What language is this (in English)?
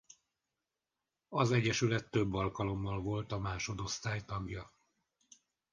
Hungarian